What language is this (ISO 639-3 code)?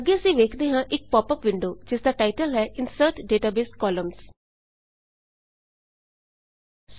pan